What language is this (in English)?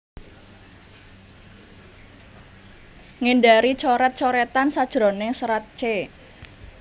Javanese